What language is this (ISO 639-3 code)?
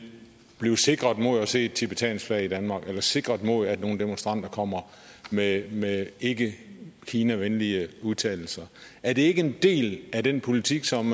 dan